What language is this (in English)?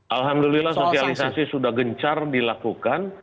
Indonesian